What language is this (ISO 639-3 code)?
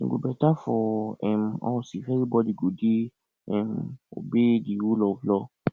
pcm